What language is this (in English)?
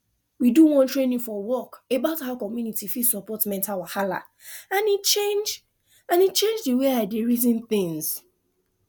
Nigerian Pidgin